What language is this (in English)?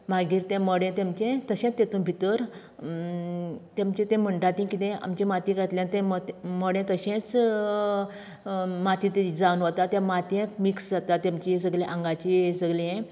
Konkani